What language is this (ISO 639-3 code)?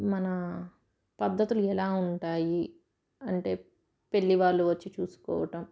tel